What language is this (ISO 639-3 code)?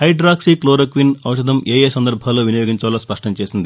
tel